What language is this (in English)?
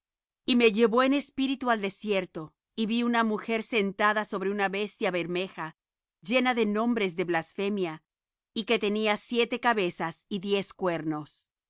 Spanish